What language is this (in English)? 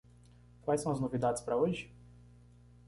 Portuguese